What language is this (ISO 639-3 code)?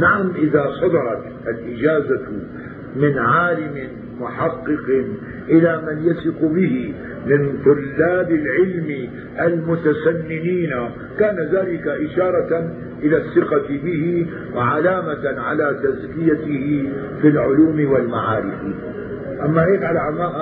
ara